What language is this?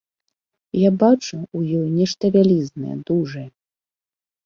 Belarusian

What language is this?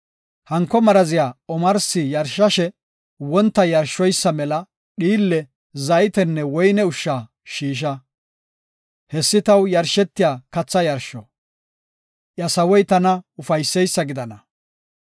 Gofa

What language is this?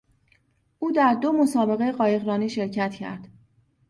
Persian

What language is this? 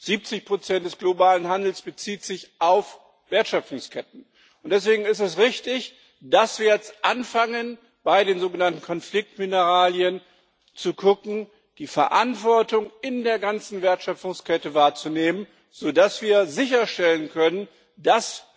German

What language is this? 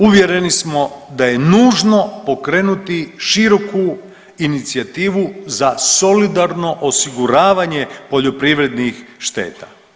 Croatian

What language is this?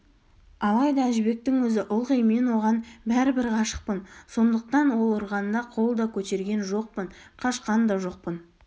Kazakh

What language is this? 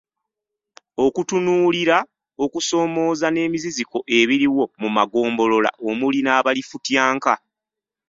Ganda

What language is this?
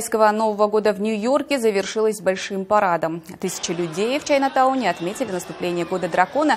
Russian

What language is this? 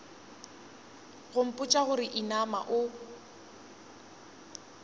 Northern Sotho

